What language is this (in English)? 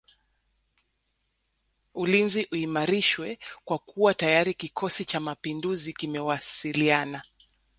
Swahili